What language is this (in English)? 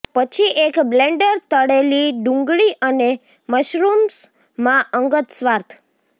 Gujarati